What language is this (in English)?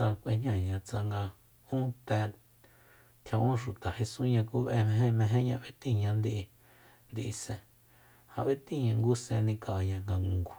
Soyaltepec Mazatec